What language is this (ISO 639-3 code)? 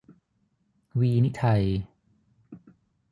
tha